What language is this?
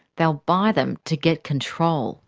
English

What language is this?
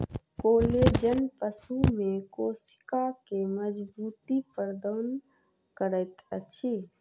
Maithili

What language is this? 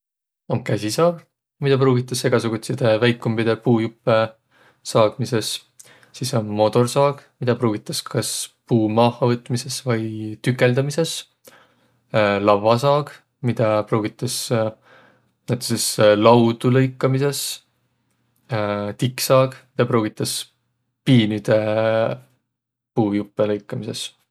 Võro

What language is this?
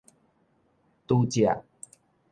Min Nan Chinese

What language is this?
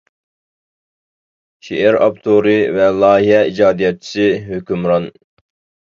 Uyghur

